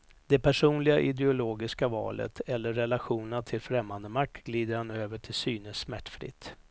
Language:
Swedish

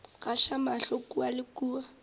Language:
Northern Sotho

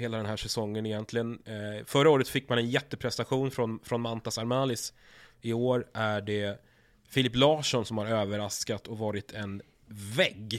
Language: Swedish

